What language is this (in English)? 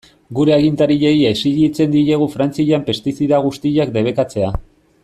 Basque